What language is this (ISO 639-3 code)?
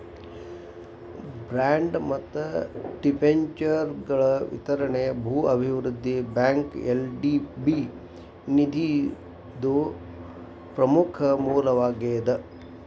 kan